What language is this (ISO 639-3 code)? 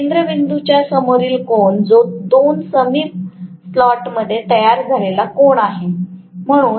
mar